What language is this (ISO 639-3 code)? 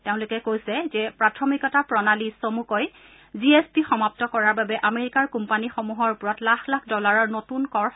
asm